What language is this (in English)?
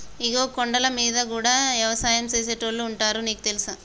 Telugu